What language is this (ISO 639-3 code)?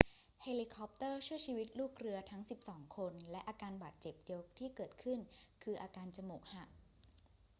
tha